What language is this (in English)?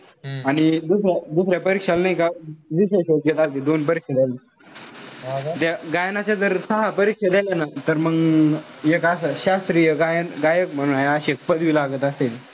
Marathi